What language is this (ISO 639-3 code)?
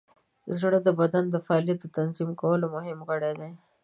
pus